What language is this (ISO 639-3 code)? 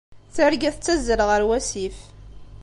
kab